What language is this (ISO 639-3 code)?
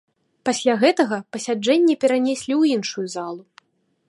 bel